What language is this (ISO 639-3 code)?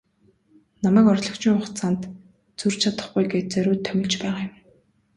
mon